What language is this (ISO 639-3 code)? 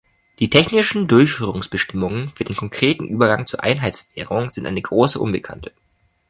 deu